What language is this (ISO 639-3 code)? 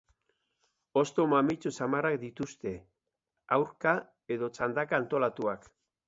eus